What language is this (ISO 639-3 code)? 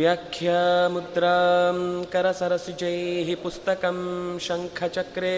kan